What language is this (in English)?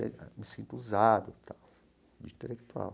Portuguese